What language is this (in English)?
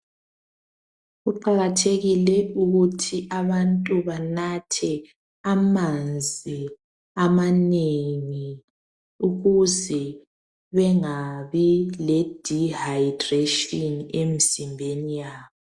North Ndebele